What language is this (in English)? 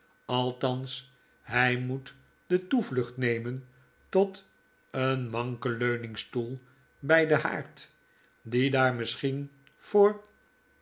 Dutch